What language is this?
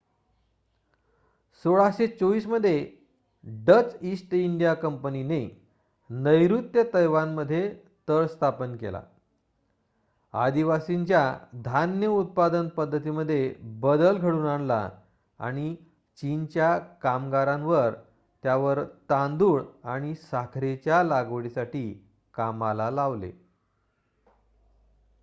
Marathi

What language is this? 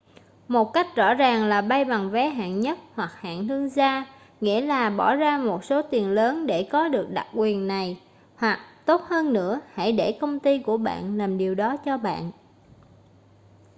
Vietnamese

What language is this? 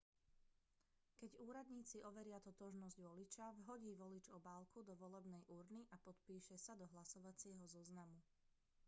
Slovak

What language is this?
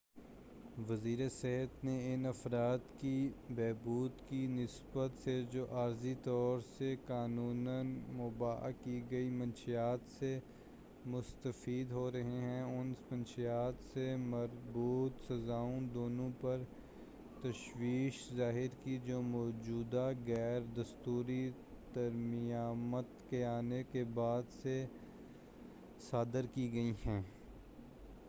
Urdu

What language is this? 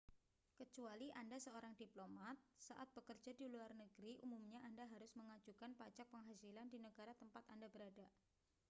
Indonesian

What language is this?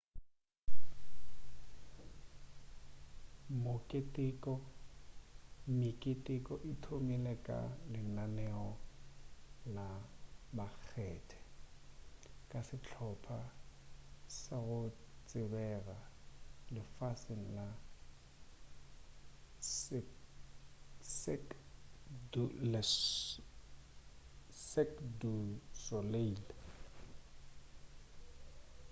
Northern Sotho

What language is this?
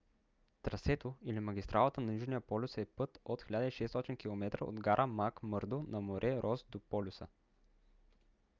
Bulgarian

